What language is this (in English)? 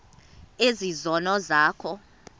Xhosa